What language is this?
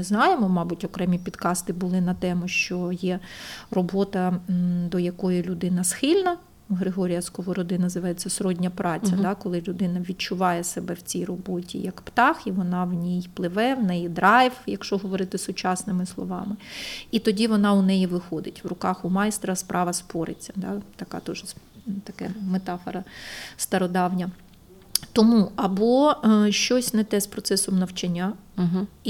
Ukrainian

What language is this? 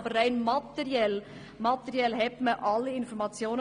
Swiss German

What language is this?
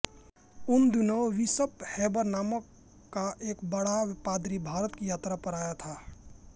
Hindi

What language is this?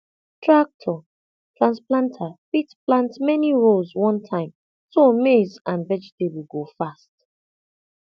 Nigerian Pidgin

